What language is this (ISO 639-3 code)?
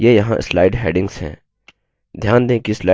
hin